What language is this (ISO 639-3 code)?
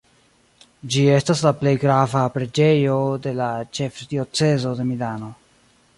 epo